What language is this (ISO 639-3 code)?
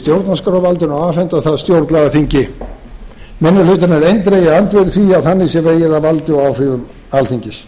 isl